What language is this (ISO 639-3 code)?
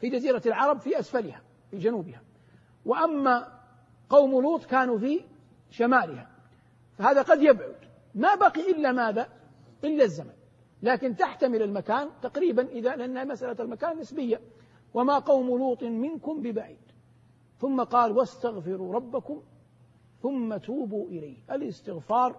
ara